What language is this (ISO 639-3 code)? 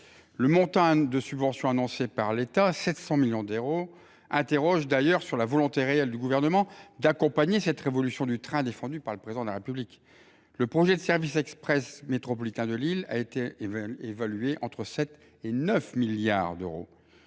fra